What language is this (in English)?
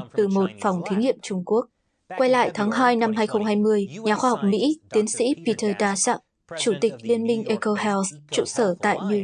Vietnamese